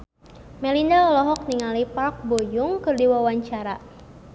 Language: Sundanese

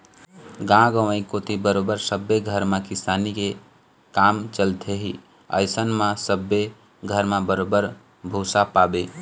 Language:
Chhattisgarhi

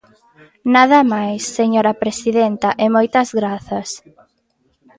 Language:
Galician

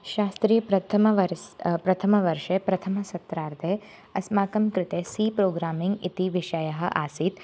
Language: Sanskrit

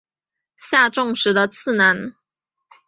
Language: Chinese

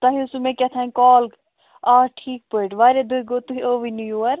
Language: Kashmiri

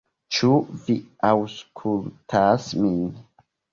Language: Esperanto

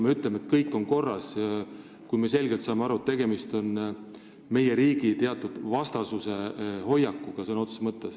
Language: Estonian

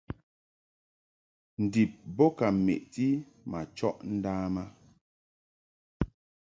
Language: Mungaka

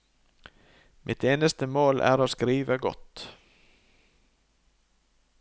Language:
Norwegian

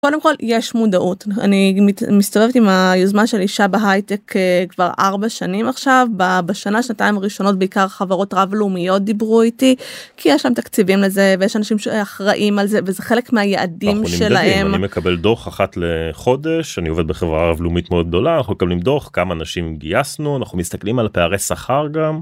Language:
Hebrew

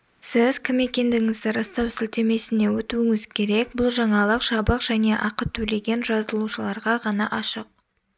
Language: Kazakh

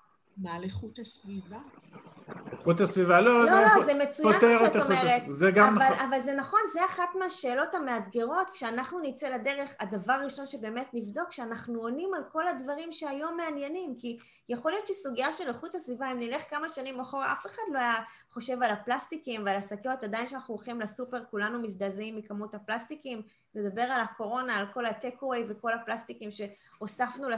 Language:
Hebrew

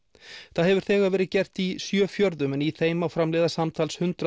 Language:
Icelandic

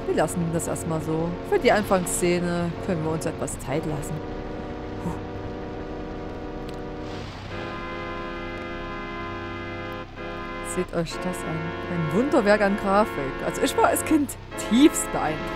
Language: German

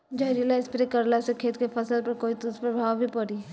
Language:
Bhojpuri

